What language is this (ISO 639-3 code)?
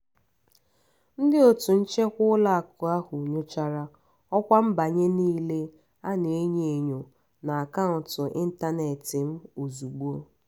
ibo